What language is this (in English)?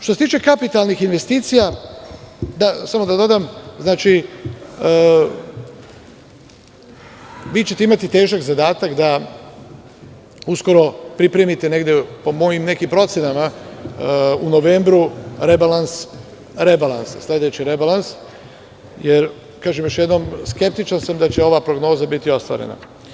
Serbian